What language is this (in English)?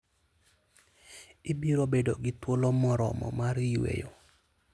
Luo (Kenya and Tanzania)